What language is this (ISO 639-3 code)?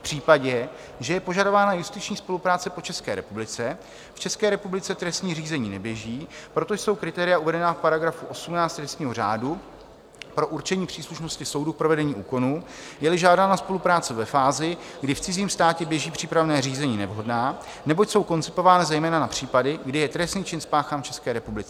ces